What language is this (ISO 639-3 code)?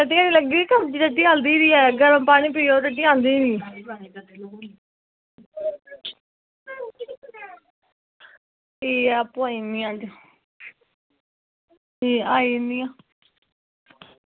doi